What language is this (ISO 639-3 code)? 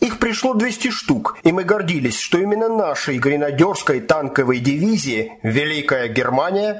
rus